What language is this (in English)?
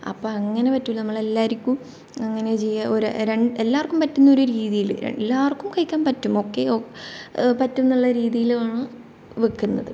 Malayalam